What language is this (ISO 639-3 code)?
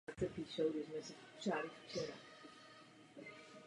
ces